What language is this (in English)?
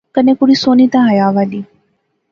Pahari-Potwari